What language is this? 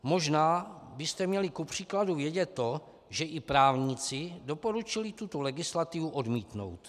Czech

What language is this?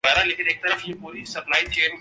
Urdu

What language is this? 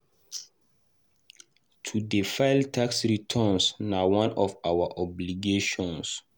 Nigerian Pidgin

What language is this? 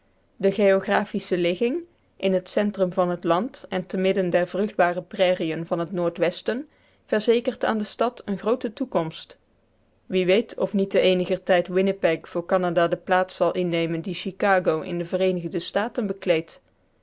Dutch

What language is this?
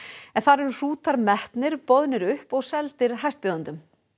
Icelandic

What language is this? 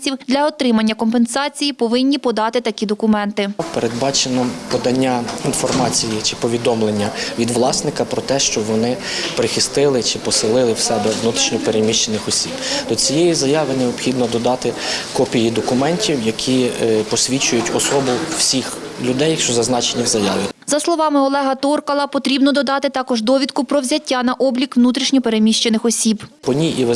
Ukrainian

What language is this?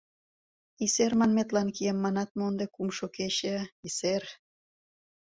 Mari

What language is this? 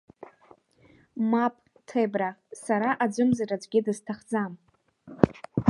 Abkhazian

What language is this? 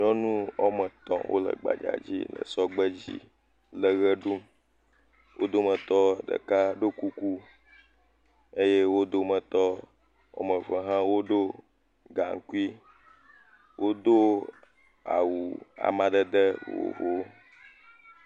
Ewe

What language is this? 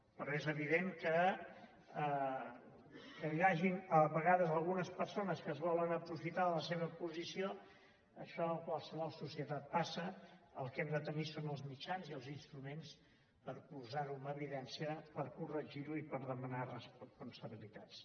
Catalan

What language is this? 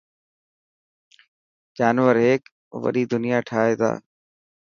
Dhatki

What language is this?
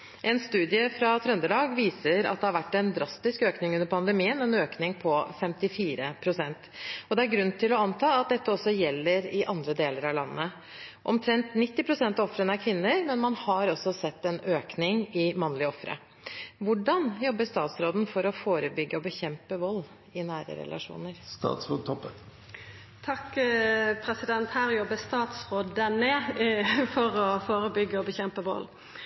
Norwegian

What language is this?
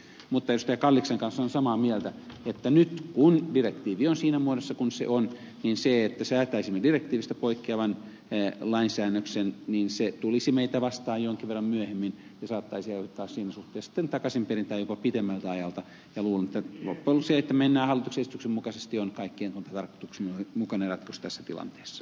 Finnish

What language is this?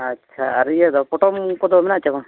Santali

